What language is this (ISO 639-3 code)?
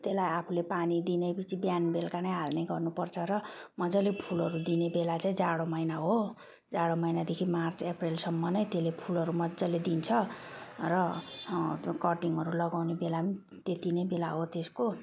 nep